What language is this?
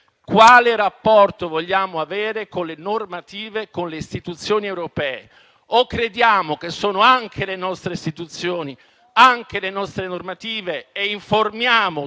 Italian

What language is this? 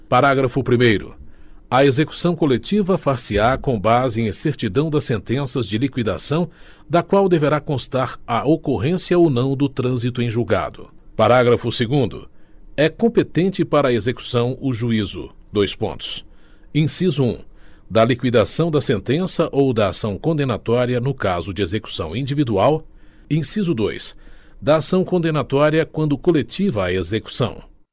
Portuguese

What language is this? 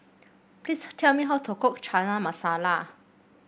English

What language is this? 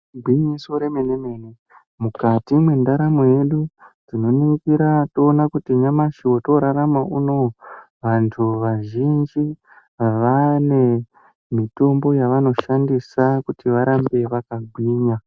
Ndau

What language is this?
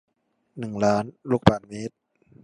Thai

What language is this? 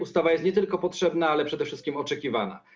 Polish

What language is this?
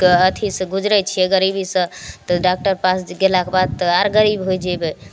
Maithili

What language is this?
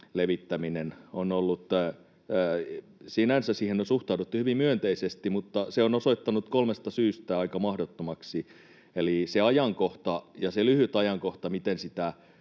Finnish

